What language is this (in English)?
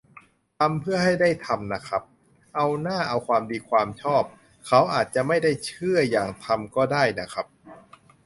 Thai